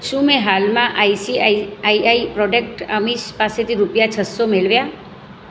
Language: Gujarati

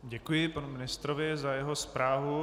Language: Czech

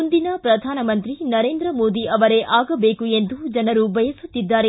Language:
Kannada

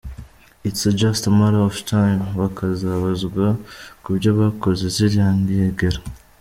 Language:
Kinyarwanda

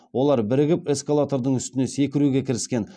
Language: Kazakh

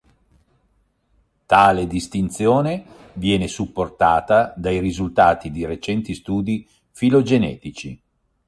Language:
Italian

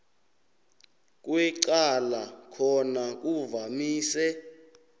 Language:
South Ndebele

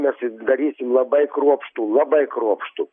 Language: Lithuanian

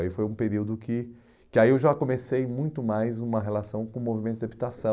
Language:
Portuguese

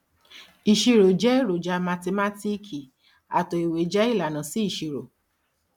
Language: Yoruba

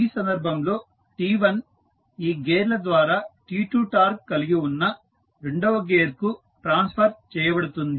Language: Telugu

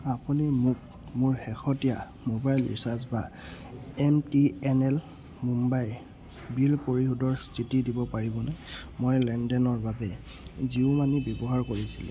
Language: Assamese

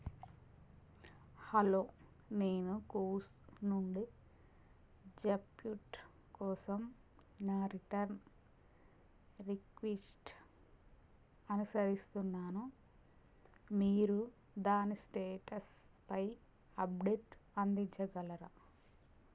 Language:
Telugu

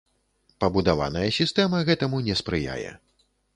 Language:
Belarusian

